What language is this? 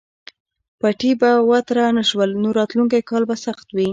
Pashto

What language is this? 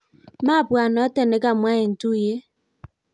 Kalenjin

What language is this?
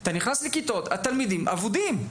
Hebrew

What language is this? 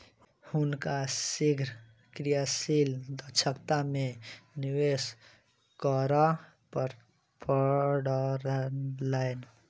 Maithili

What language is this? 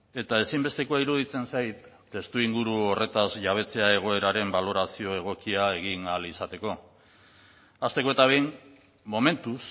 Basque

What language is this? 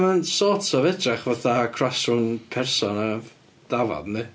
Welsh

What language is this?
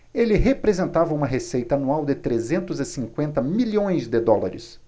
Portuguese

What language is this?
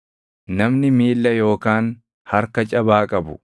Oromo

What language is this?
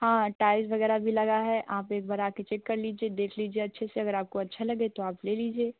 Hindi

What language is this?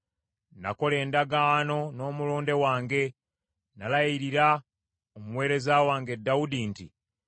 Ganda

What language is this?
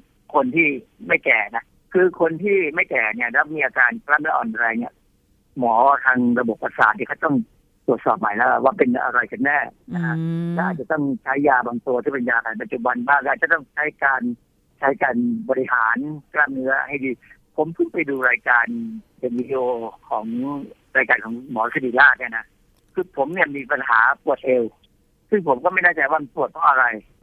Thai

